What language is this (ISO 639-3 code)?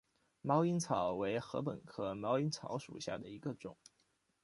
zho